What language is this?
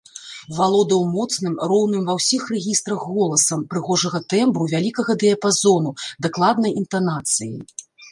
Belarusian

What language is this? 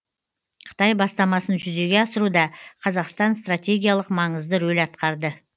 Kazakh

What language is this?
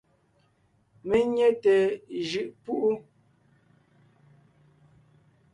Ngiemboon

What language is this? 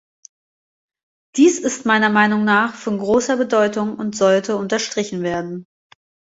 German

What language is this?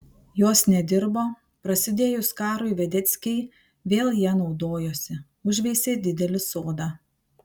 Lithuanian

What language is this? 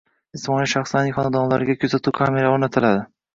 Uzbek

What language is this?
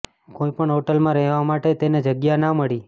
Gujarati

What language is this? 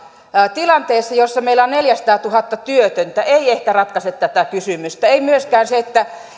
Finnish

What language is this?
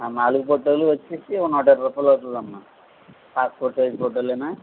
Telugu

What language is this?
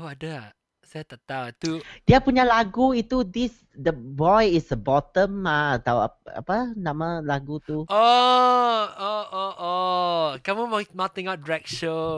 Malay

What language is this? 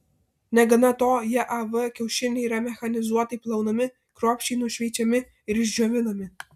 Lithuanian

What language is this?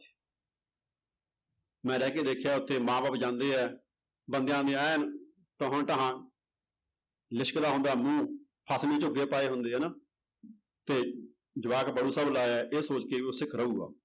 Punjabi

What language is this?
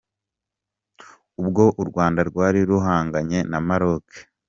Kinyarwanda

